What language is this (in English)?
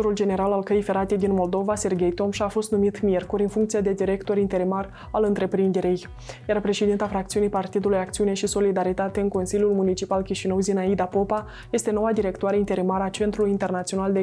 Romanian